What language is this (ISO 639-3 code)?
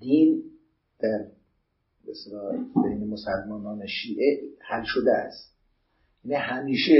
fas